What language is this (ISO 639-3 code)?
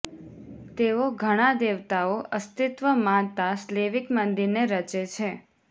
guj